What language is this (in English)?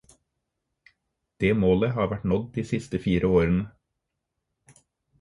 Norwegian Bokmål